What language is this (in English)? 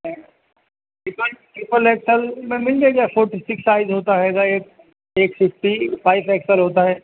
Urdu